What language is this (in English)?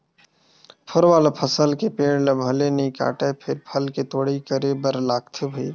Chhattisgarhi